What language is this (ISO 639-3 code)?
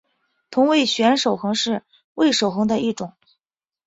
zho